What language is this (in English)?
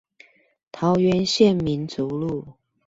Chinese